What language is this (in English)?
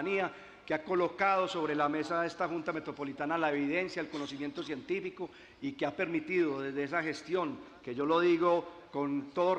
Spanish